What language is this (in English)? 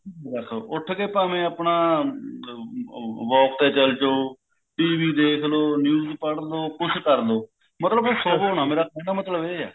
Punjabi